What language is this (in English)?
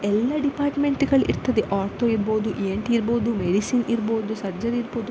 Kannada